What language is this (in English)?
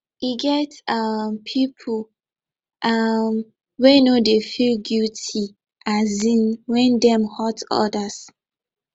Nigerian Pidgin